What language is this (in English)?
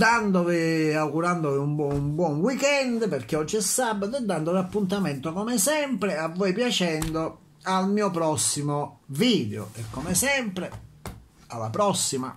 Italian